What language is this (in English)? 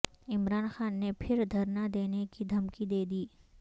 Urdu